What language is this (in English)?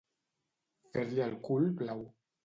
Catalan